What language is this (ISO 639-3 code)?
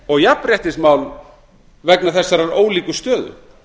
isl